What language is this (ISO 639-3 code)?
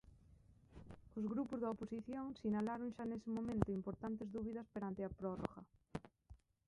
glg